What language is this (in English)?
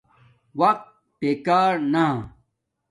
Domaaki